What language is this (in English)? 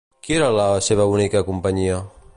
Catalan